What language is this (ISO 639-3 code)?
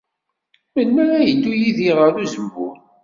kab